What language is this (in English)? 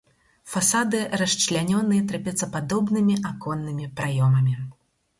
Belarusian